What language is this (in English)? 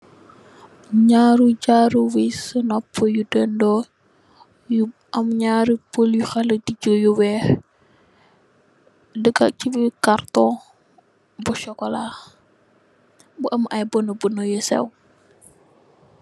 Wolof